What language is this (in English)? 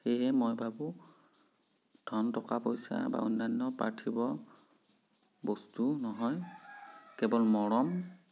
Assamese